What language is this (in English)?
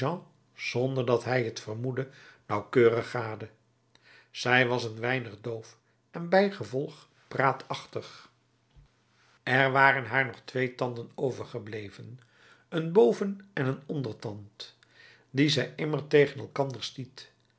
Dutch